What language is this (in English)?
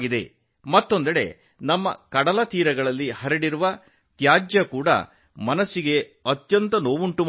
Kannada